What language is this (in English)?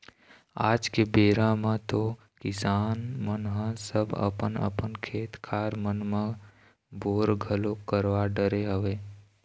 Chhattisgarhi